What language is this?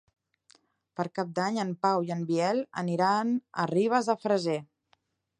Catalan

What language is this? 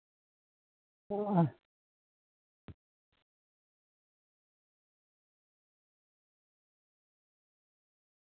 Santali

